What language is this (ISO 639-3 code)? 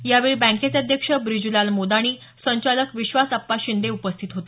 mar